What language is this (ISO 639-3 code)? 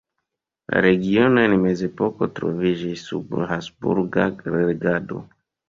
epo